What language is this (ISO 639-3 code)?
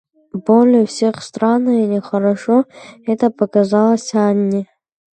rus